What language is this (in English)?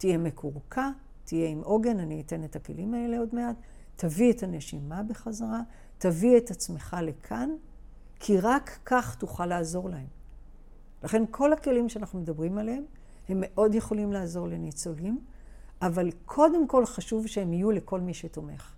Hebrew